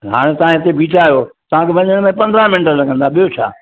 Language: Sindhi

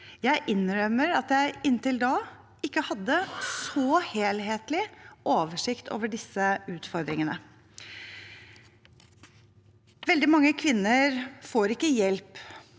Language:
Norwegian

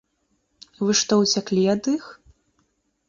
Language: Belarusian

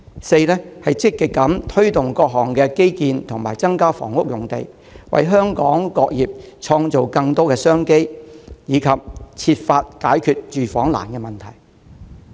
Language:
Cantonese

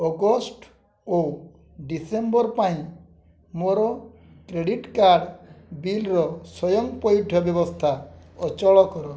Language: Odia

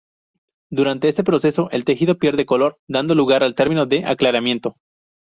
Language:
Spanish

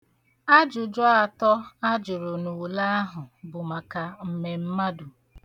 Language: Igbo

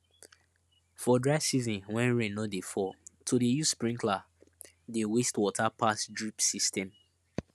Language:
Nigerian Pidgin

